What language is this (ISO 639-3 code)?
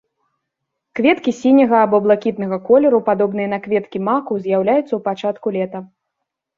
bel